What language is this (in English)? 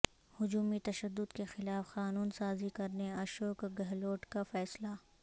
Urdu